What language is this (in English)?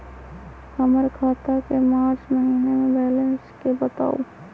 Magahi